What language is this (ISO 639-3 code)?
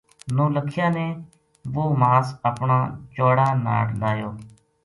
gju